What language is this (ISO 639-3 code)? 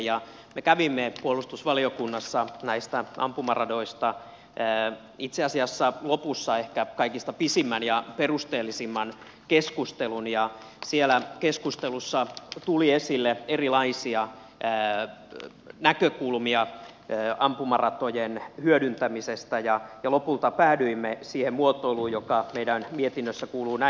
fin